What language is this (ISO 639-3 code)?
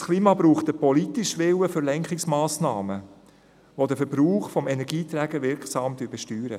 gsw